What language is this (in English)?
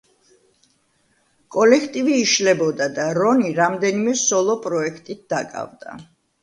Georgian